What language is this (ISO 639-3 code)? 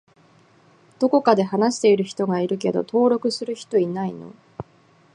jpn